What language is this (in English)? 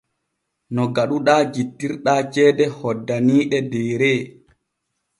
Borgu Fulfulde